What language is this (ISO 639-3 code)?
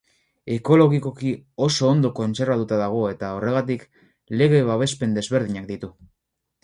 eus